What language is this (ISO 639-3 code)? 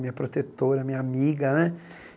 por